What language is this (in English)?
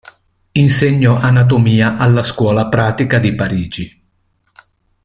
Italian